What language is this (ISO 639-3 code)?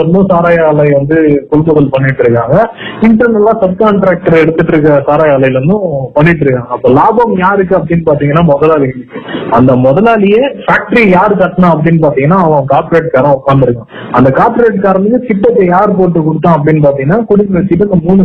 tam